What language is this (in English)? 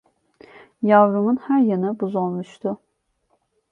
Turkish